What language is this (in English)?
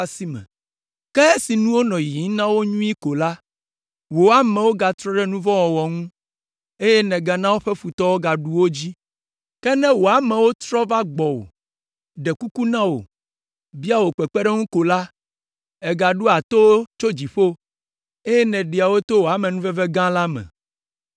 Ewe